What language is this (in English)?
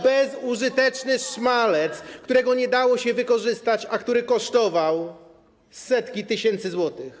Polish